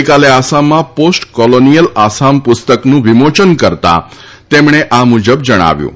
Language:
Gujarati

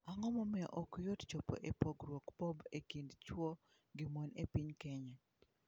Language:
Luo (Kenya and Tanzania)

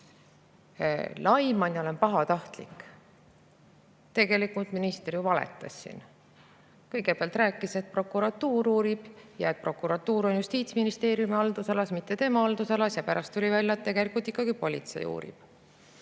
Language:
Estonian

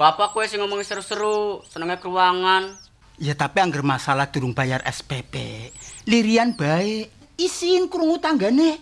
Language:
Indonesian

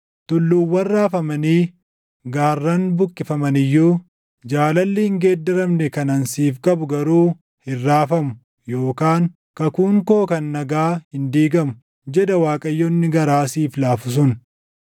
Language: Oromo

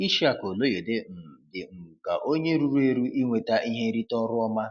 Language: Igbo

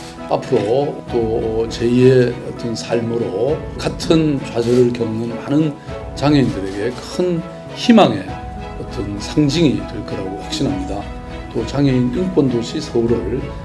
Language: Korean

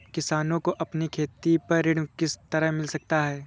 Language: Hindi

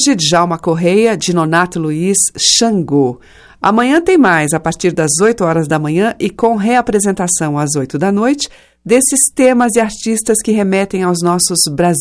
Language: Portuguese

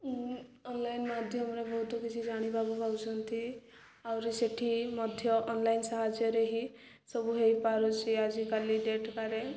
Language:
Odia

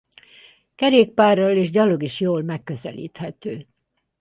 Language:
Hungarian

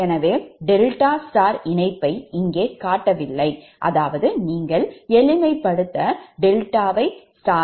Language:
Tamil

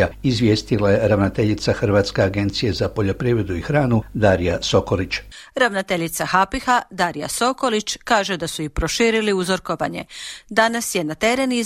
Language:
Croatian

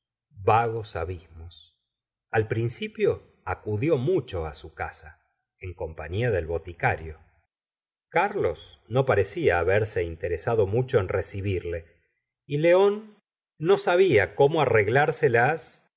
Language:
Spanish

